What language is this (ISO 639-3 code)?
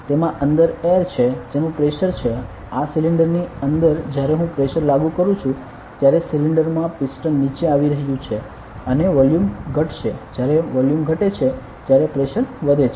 guj